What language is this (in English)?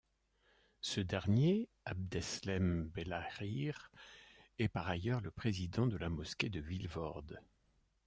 French